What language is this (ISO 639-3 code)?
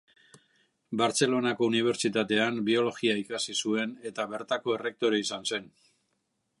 eus